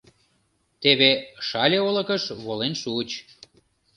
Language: Mari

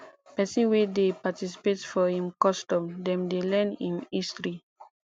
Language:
Nigerian Pidgin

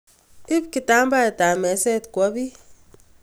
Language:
Kalenjin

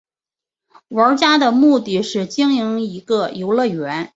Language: Chinese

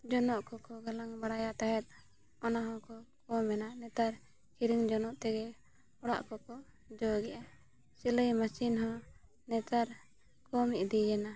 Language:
Santali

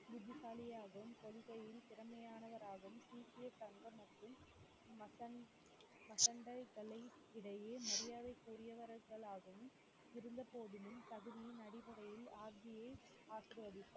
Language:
Tamil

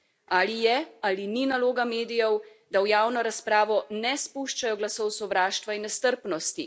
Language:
Slovenian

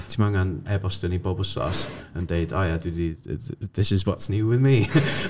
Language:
Welsh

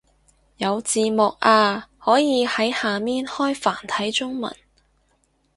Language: Cantonese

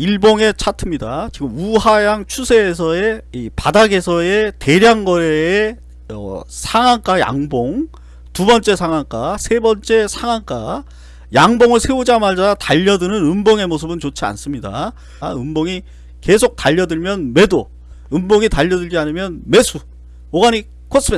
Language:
Korean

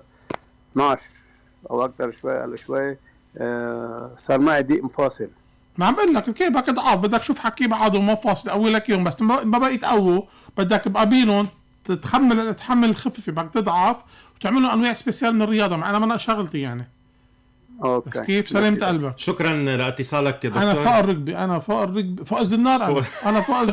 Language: Arabic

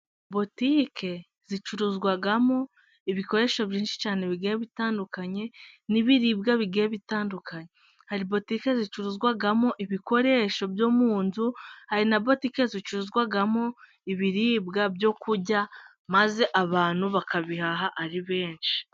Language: Kinyarwanda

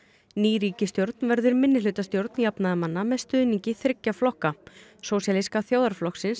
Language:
Icelandic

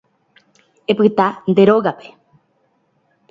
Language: Guarani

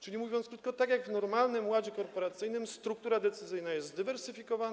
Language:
Polish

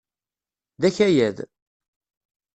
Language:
Kabyle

